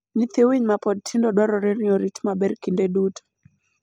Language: Luo (Kenya and Tanzania)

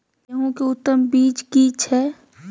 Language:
Maithili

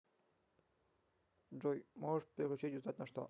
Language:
Russian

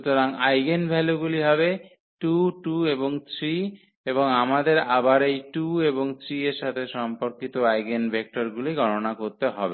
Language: Bangla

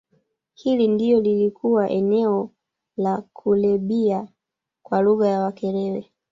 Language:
Swahili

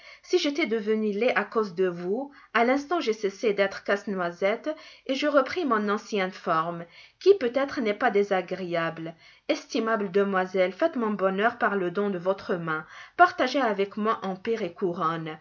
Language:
French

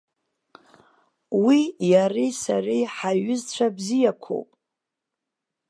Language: Abkhazian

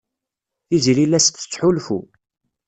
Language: Kabyle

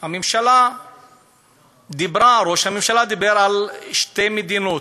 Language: Hebrew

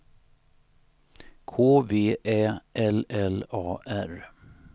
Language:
Swedish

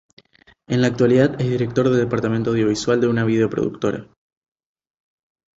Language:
Spanish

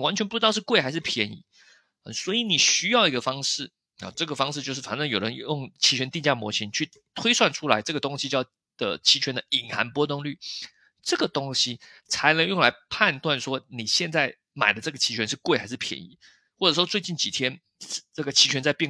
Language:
Chinese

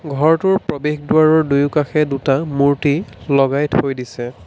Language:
Assamese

